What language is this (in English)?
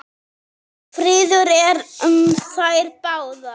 Icelandic